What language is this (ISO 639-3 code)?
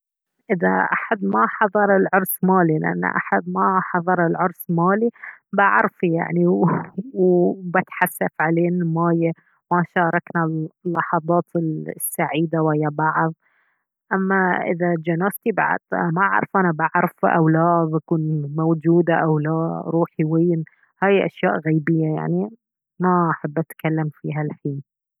abv